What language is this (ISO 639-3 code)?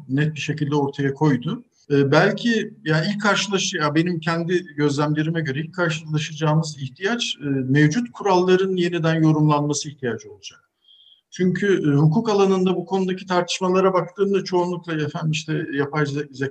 tur